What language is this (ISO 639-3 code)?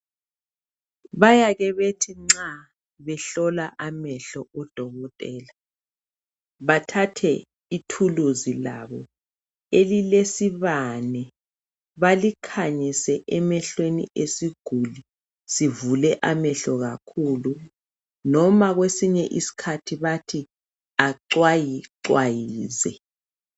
nde